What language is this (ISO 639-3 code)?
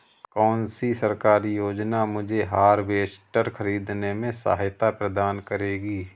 hin